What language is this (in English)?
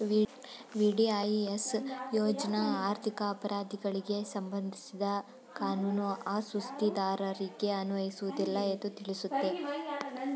Kannada